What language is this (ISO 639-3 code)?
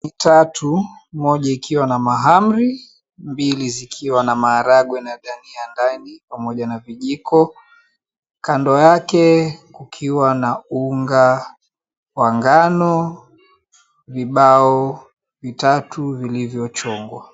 swa